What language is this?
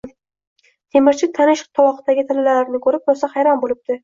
Uzbek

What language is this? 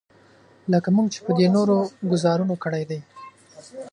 Pashto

